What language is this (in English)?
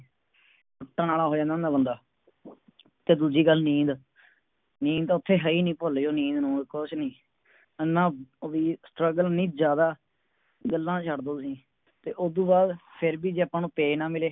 Punjabi